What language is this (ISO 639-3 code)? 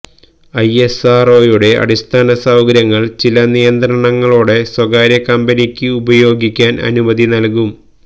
mal